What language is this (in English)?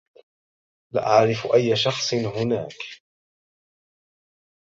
Arabic